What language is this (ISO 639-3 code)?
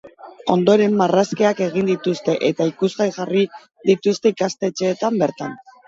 eus